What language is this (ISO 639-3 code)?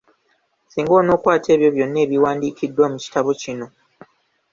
lug